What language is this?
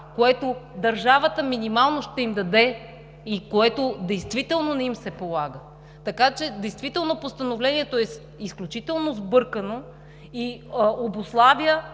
Bulgarian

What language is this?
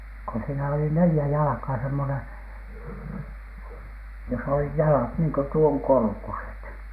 Finnish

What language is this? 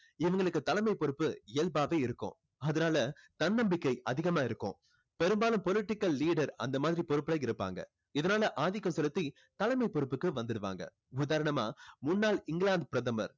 Tamil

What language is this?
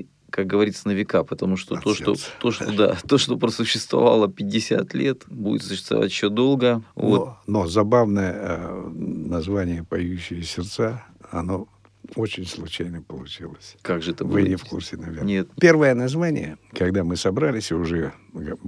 Russian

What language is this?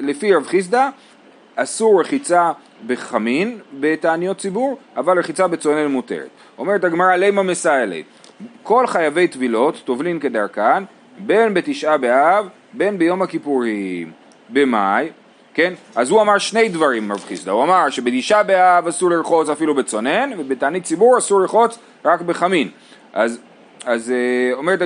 Hebrew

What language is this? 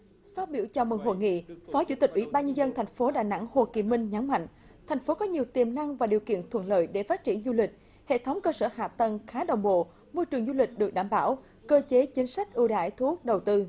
Vietnamese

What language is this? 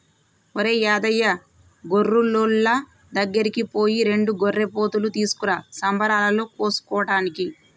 Telugu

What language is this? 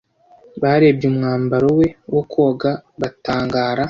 Kinyarwanda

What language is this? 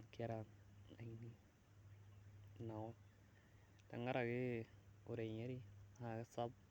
Masai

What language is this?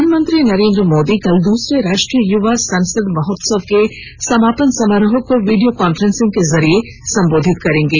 Hindi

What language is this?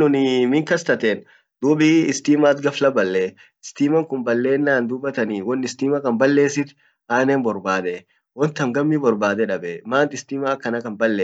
Orma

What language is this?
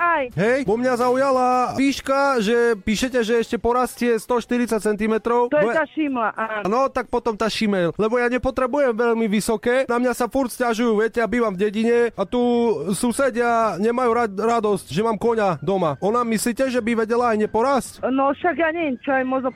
Slovak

